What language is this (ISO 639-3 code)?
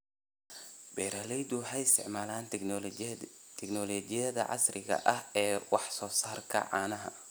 som